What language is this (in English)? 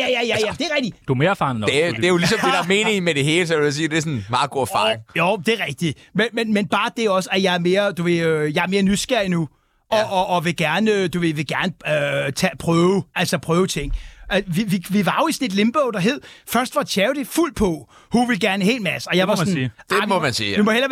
Danish